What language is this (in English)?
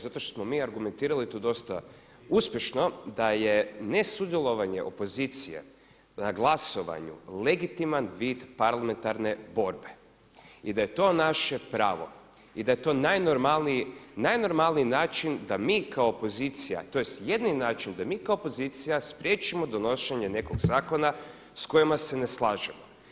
Croatian